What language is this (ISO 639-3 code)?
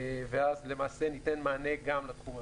heb